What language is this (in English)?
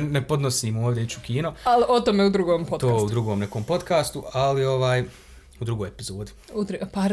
Croatian